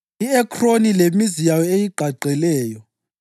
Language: North Ndebele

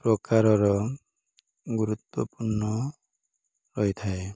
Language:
Odia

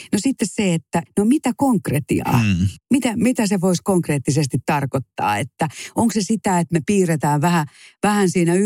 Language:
Finnish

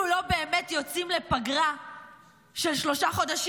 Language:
Hebrew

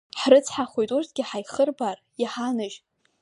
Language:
Abkhazian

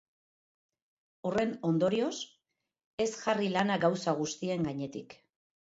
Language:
Basque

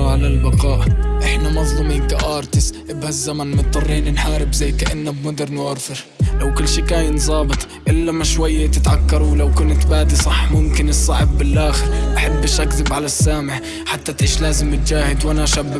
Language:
Arabic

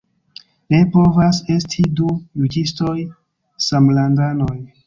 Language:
Esperanto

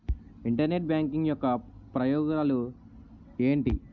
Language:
Telugu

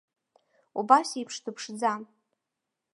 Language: Abkhazian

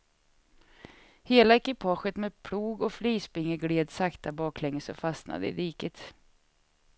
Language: Swedish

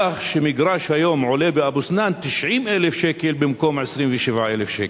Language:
Hebrew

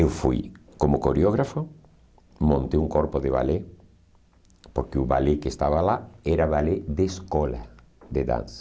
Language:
Portuguese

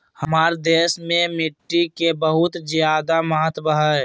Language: Magahi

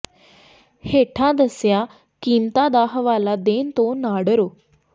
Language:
Punjabi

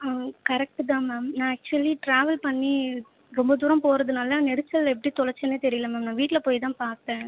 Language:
Tamil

